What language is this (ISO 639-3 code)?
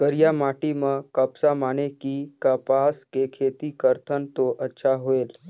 hne